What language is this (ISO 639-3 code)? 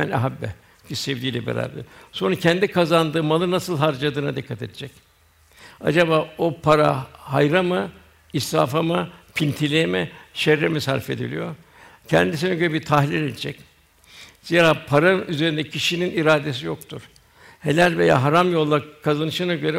tur